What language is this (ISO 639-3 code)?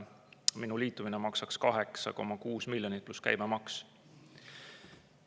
est